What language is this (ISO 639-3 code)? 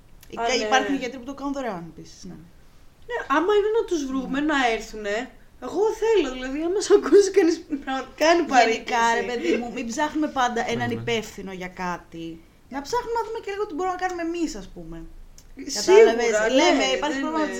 ell